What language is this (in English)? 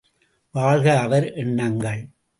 Tamil